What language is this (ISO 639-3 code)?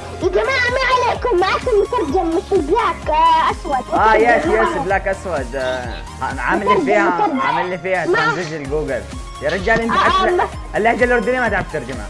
ara